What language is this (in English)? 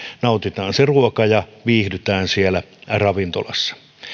Finnish